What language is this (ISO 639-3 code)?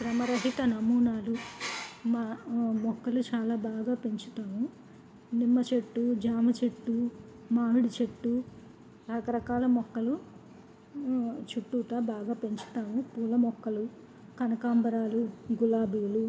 tel